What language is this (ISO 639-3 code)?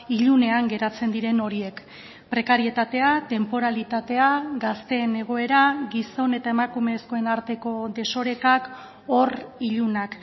eus